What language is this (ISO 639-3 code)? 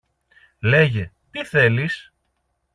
ell